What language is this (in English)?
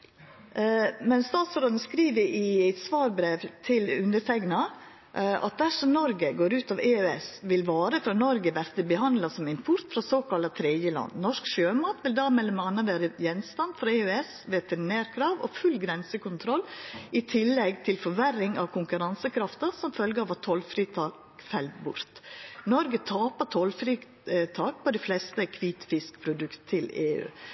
Norwegian Nynorsk